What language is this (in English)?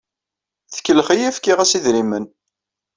Kabyle